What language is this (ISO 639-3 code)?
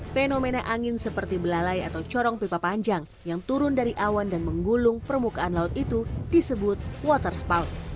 ind